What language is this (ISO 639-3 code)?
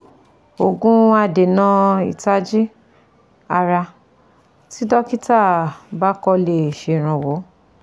yor